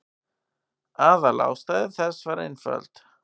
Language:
Icelandic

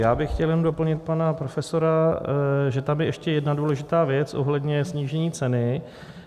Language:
Czech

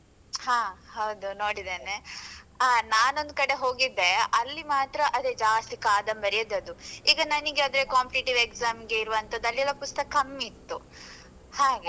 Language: Kannada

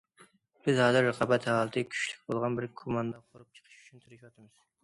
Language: Uyghur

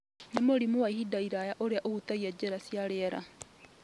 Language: Kikuyu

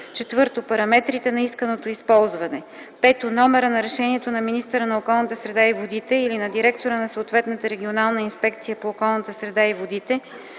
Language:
Bulgarian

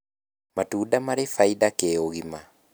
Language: Kikuyu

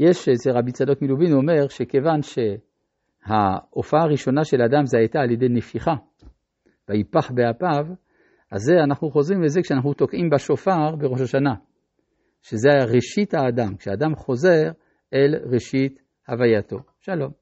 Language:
Hebrew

